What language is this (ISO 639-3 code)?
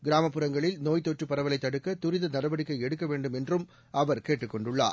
tam